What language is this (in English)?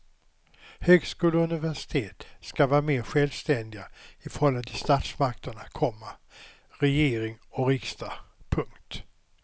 Swedish